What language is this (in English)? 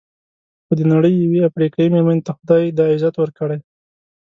Pashto